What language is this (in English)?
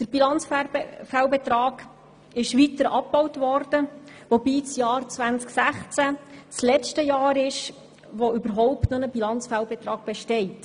Swiss German